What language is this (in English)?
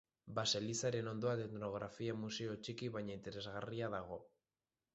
Basque